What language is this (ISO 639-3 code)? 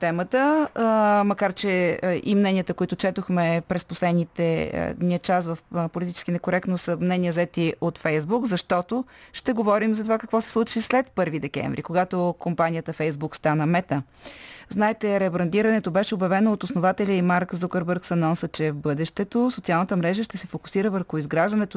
bul